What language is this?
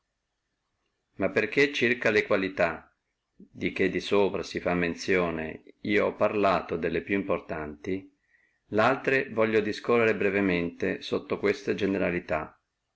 Italian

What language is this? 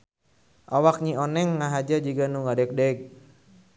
Sundanese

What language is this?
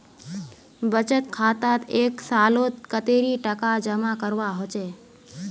Magahi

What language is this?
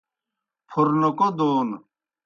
Kohistani Shina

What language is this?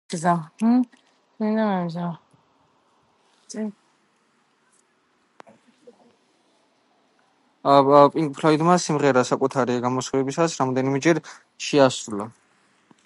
Georgian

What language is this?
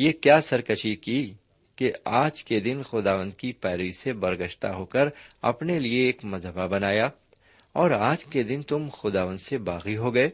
Urdu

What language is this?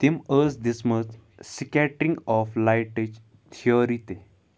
Kashmiri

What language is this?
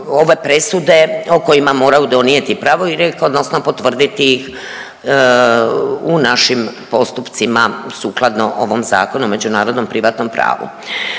Croatian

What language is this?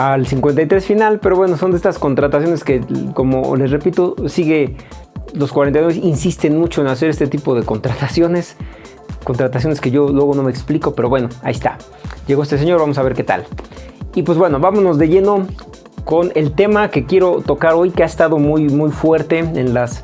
Spanish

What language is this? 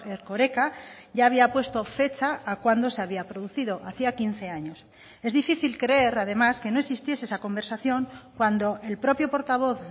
Spanish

